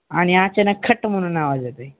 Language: Marathi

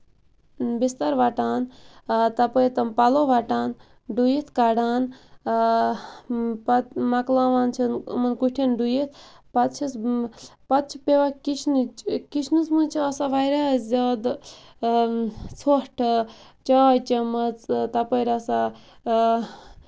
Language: Kashmiri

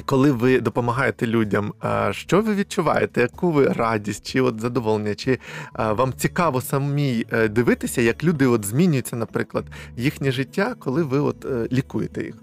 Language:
Ukrainian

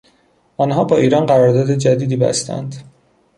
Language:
Persian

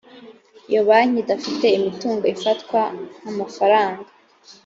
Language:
Kinyarwanda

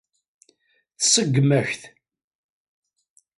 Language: Kabyle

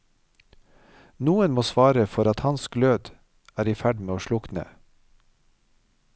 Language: Norwegian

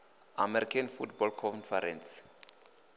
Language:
Venda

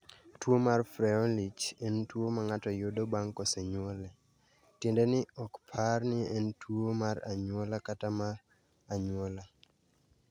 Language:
Luo (Kenya and Tanzania)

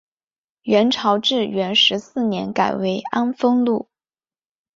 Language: Chinese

